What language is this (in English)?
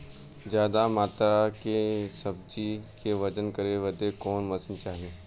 Bhojpuri